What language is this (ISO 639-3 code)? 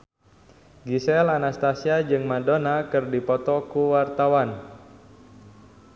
sun